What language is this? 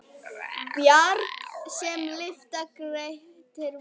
Icelandic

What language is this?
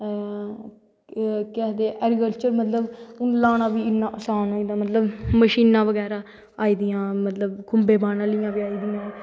Dogri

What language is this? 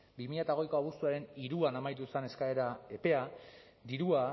Basque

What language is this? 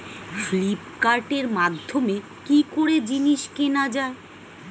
Bangla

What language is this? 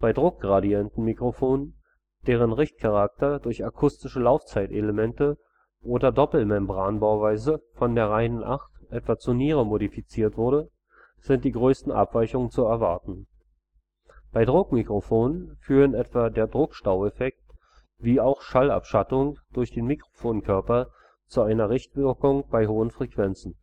German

